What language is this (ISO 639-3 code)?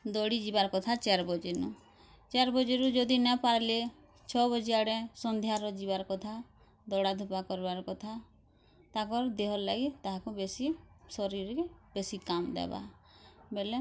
ori